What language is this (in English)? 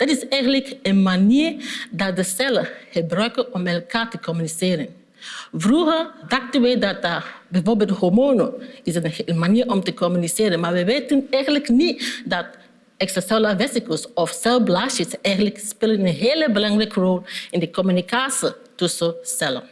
Dutch